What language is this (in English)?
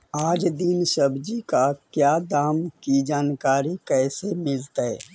Magahi